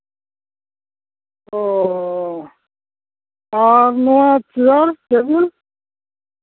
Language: Santali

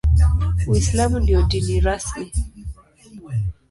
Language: Swahili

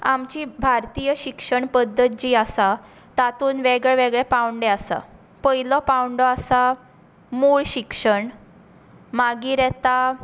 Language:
Konkani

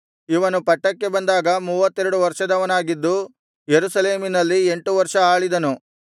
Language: Kannada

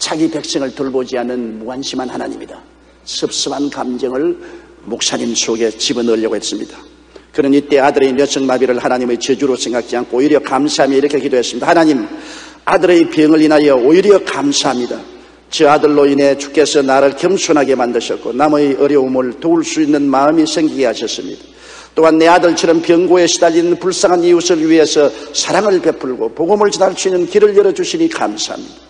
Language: Korean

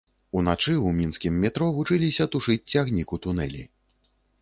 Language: Belarusian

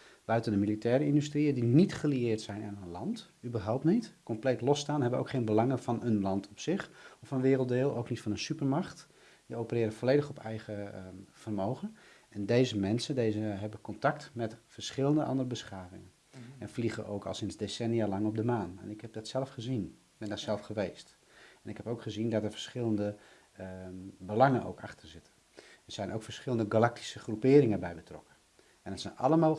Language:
Dutch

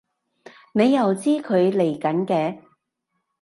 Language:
Cantonese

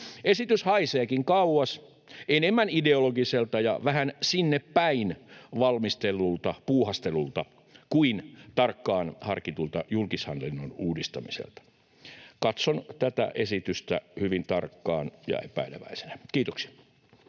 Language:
Finnish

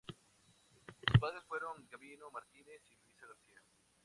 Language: Spanish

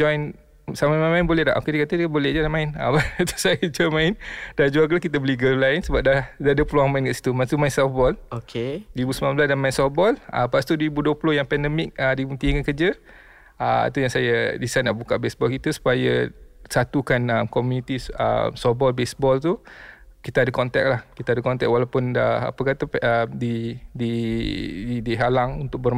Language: Malay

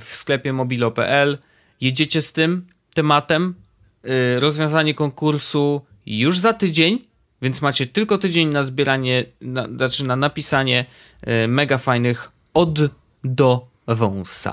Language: Polish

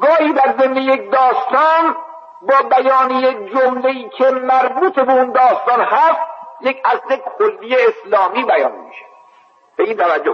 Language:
Persian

